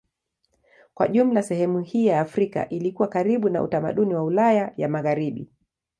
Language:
Swahili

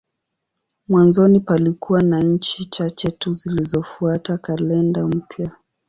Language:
Swahili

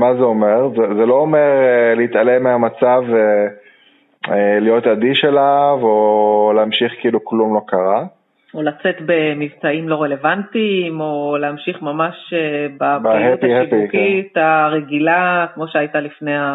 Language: Hebrew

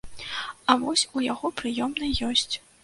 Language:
Belarusian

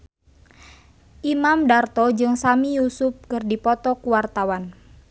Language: Sundanese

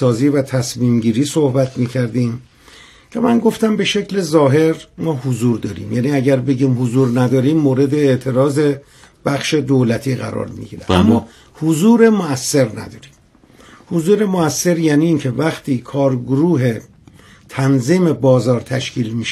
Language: Persian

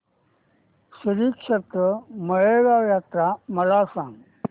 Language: Marathi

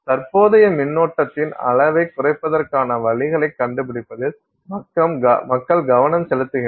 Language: Tamil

